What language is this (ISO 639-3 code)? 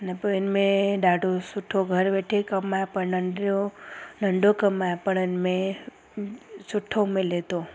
snd